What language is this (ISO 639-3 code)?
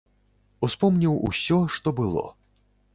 bel